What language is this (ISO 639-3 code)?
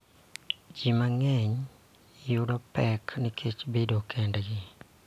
luo